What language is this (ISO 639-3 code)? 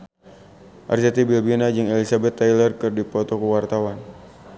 sun